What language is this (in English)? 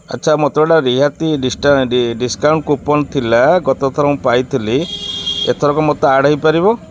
Odia